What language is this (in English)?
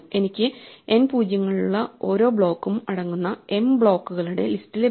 Malayalam